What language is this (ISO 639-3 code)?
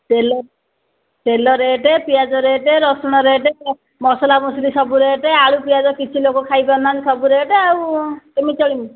ori